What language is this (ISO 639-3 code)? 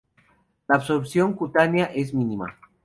spa